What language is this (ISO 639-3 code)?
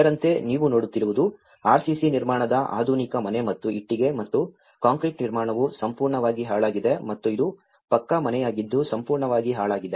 kan